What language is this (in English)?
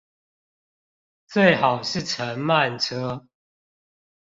Chinese